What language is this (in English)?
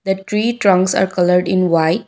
English